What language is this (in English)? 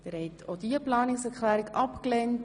Swiss German